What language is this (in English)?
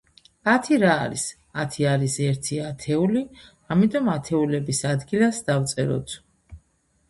Georgian